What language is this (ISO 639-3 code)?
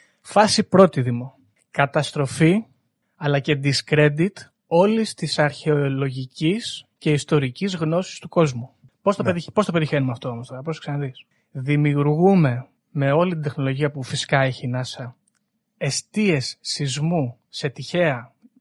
ell